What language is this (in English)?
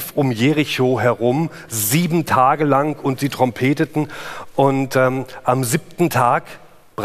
German